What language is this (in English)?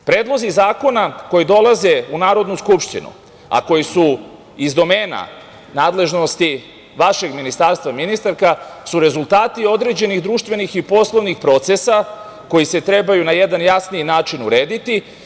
Serbian